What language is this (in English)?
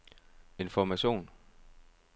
Danish